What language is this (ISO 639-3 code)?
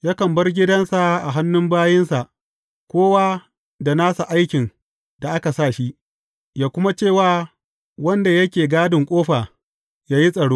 hau